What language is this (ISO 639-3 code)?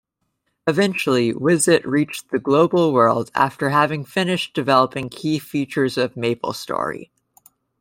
eng